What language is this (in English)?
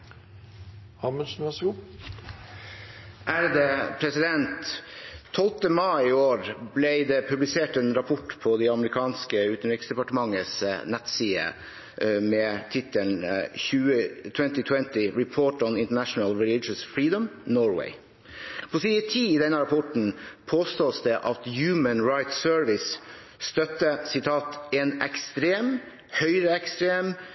Norwegian Bokmål